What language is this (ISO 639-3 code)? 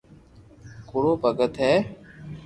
lrk